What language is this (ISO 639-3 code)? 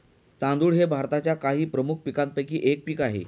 mar